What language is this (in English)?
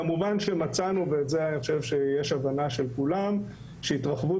Hebrew